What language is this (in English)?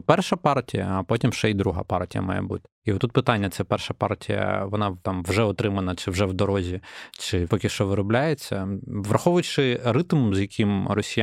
Ukrainian